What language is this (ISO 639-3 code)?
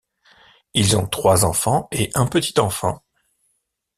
fra